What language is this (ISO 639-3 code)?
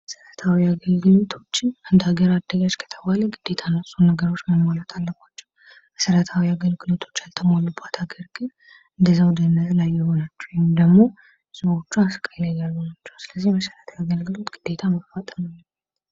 amh